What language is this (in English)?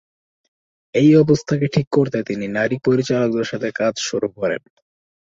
Bangla